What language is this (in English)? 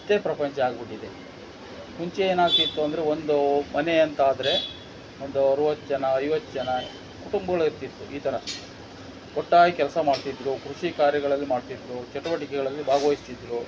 Kannada